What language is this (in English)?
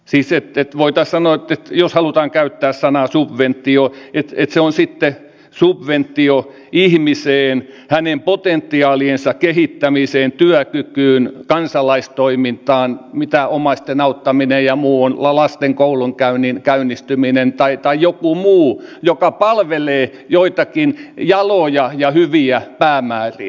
Finnish